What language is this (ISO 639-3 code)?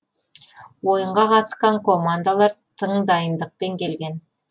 kaz